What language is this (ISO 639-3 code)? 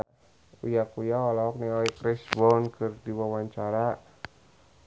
sun